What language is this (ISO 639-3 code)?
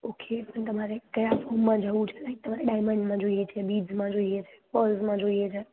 guj